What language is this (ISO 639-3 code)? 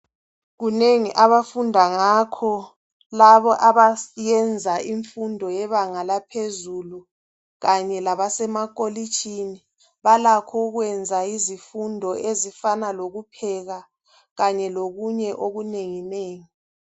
nde